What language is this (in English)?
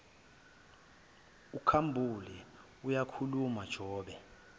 Zulu